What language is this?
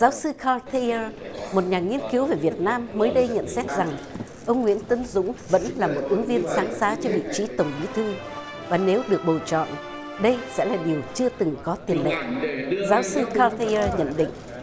Vietnamese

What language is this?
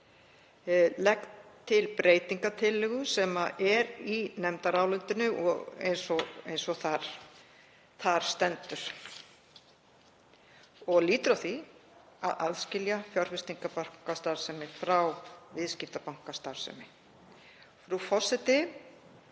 Icelandic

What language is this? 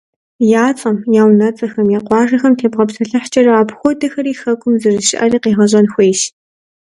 Kabardian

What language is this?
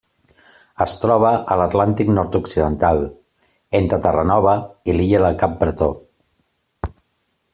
Catalan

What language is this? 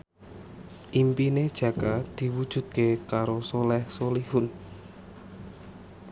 Javanese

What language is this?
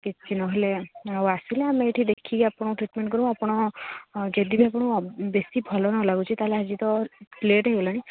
Odia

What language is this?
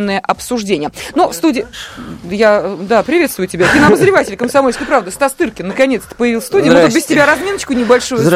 Russian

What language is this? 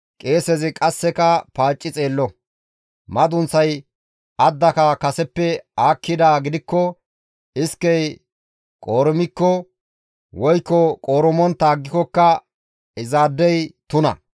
Gamo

